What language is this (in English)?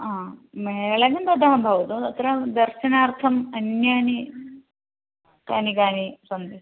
Sanskrit